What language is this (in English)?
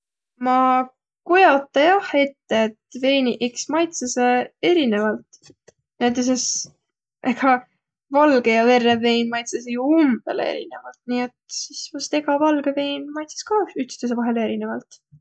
Võro